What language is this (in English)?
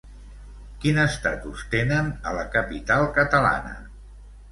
Catalan